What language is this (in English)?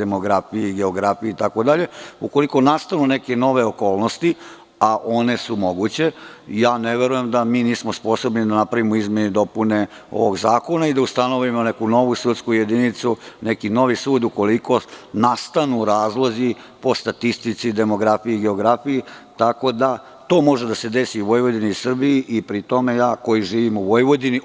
Serbian